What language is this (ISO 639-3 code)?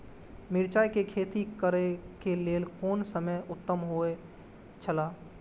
mai